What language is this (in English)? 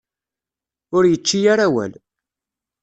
Kabyle